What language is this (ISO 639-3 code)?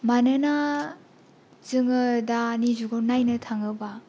brx